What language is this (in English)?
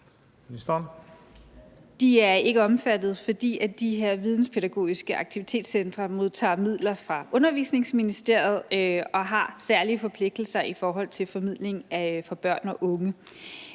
Danish